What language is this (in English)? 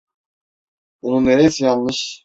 Turkish